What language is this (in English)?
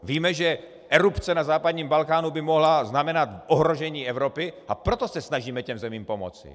Czech